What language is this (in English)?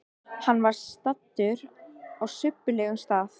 Icelandic